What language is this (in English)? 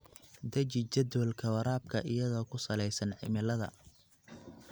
Somali